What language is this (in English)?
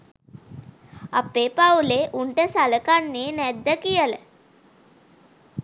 Sinhala